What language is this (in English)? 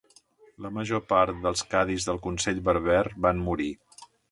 Catalan